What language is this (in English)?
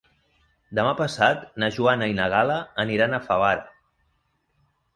Catalan